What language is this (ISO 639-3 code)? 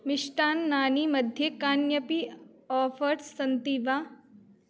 san